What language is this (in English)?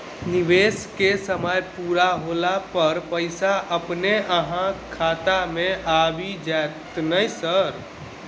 Maithili